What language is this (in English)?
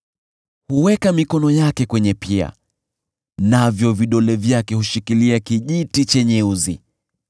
Swahili